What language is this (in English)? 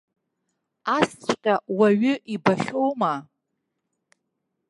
Abkhazian